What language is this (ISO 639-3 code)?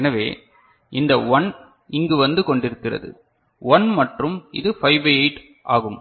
tam